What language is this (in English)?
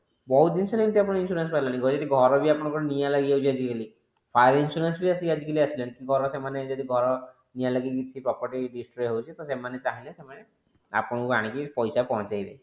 Odia